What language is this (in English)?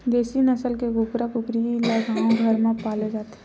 Chhattisgarhi